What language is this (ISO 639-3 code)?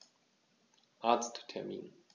deu